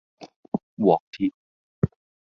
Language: Cantonese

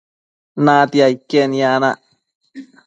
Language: Matsés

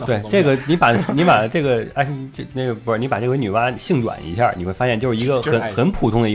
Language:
Chinese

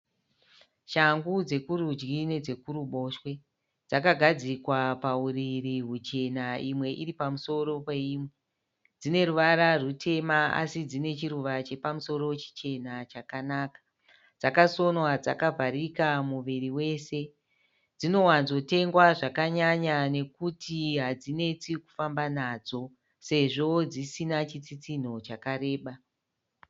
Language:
Shona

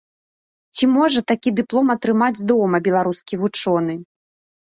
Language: Belarusian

